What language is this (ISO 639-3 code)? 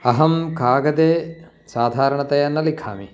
san